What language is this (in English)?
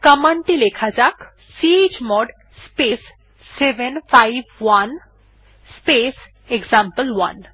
Bangla